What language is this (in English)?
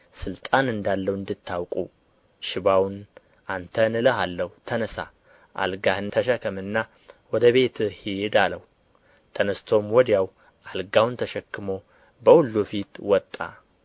Amharic